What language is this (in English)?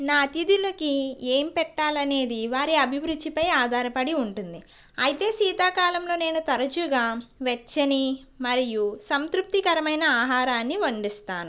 Telugu